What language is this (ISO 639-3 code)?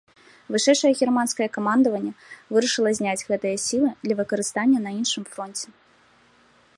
bel